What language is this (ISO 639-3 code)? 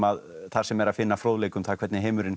isl